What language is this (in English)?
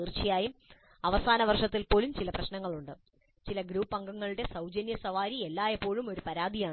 Malayalam